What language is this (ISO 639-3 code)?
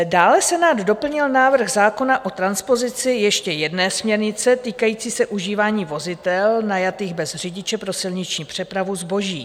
ces